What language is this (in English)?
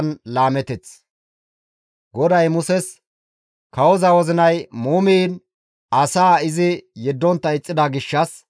Gamo